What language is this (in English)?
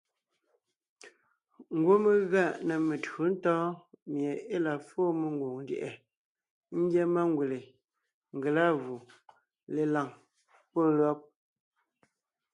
Ngiemboon